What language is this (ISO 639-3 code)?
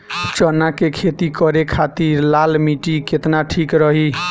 bho